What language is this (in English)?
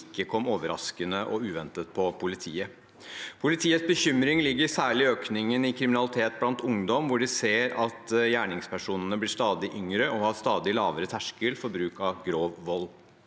Norwegian